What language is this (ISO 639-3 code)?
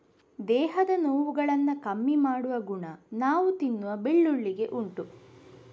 kan